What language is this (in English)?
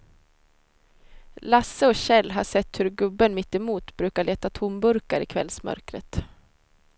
Swedish